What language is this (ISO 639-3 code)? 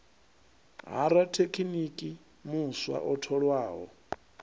ven